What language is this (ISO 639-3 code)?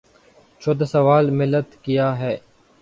urd